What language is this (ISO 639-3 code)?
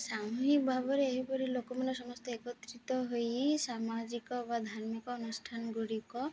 ori